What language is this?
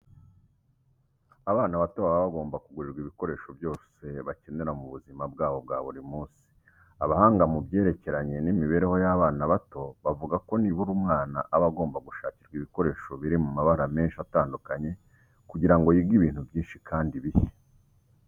Kinyarwanda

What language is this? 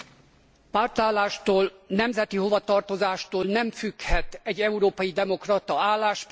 Hungarian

